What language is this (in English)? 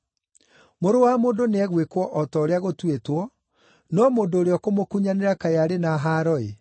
Kikuyu